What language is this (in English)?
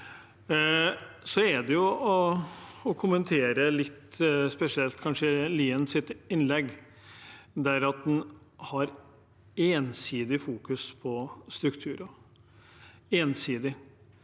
Norwegian